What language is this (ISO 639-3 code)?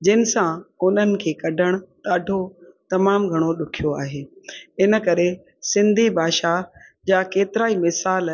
snd